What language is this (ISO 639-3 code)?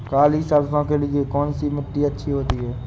hin